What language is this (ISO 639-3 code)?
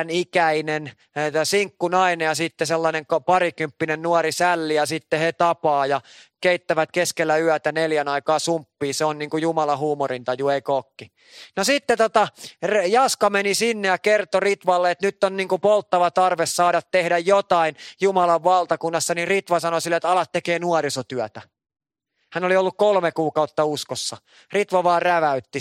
fin